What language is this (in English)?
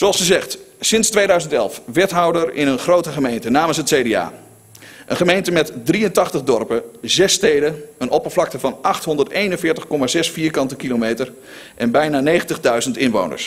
Dutch